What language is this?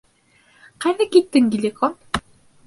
Bashkir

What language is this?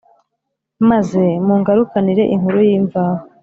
Kinyarwanda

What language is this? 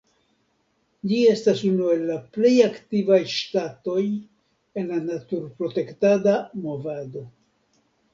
Esperanto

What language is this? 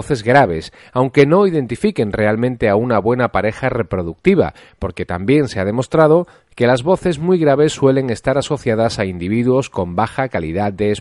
Spanish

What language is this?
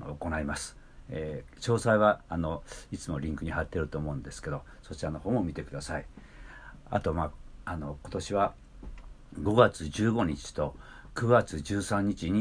Japanese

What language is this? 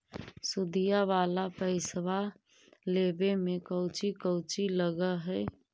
Magahi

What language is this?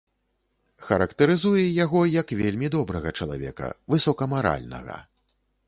Belarusian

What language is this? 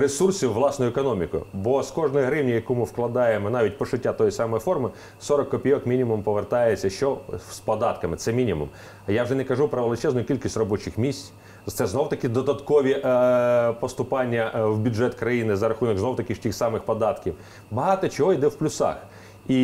Ukrainian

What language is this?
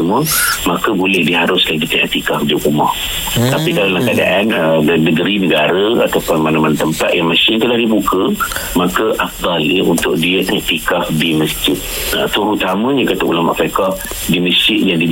Malay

